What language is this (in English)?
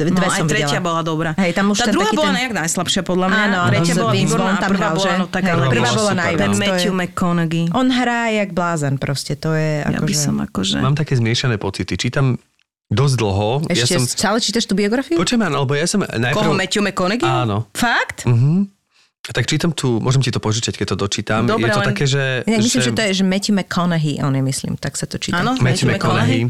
Slovak